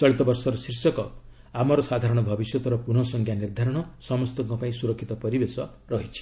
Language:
Odia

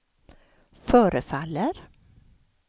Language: Swedish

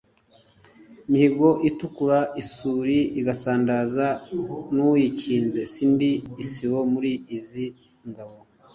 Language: Kinyarwanda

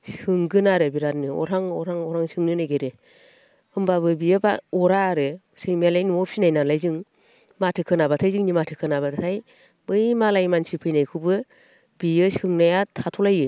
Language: Bodo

